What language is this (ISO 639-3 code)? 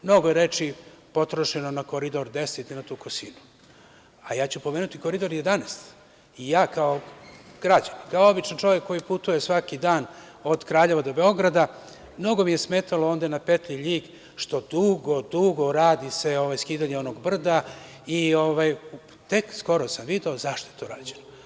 srp